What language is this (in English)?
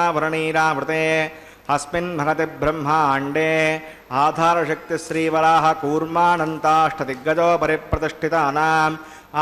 Telugu